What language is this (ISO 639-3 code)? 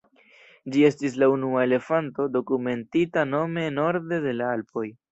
epo